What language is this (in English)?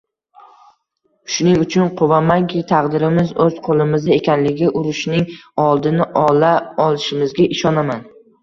Uzbek